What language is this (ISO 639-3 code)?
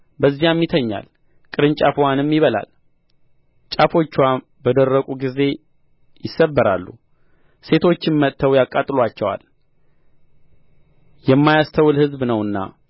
amh